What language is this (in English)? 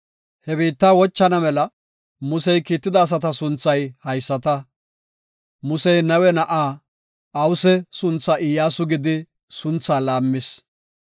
Gofa